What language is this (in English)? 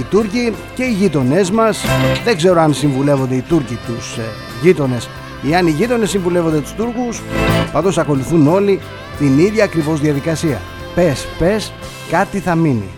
Greek